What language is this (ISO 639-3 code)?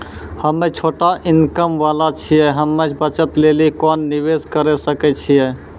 mai